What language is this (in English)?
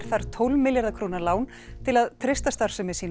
Icelandic